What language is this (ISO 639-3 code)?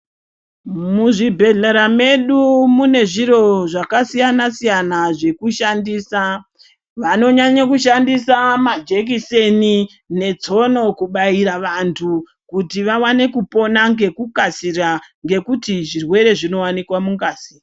ndc